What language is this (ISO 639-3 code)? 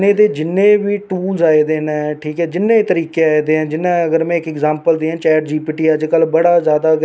doi